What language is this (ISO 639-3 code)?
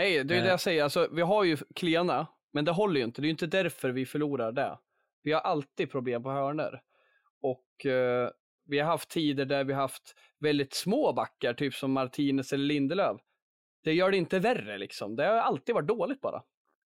swe